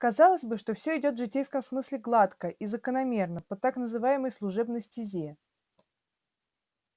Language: Russian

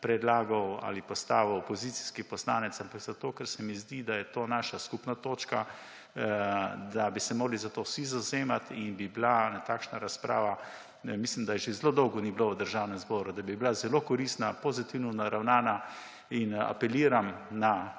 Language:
Slovenian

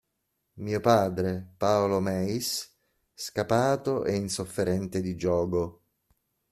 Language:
Italian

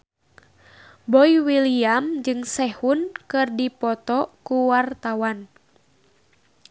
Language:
Sundanese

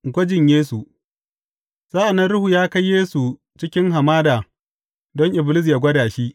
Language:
Hausa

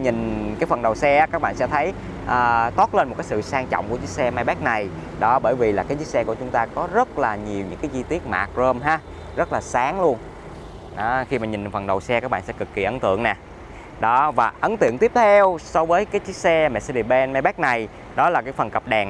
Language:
Vietnamese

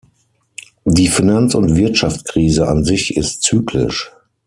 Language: German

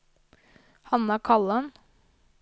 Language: Norwegian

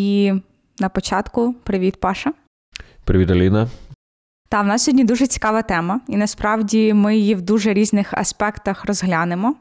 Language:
Ukrainian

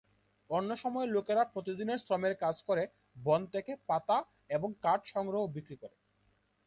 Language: Bangla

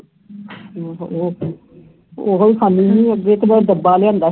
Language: Punjabi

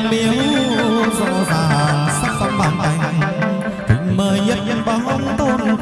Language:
Vietnamese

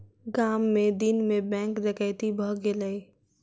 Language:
Maithili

